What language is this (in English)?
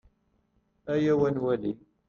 Kabyle